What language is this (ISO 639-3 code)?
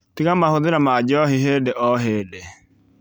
kik